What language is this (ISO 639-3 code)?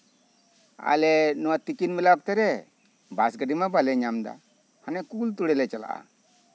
sat